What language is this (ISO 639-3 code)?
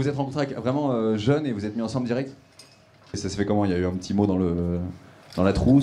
fra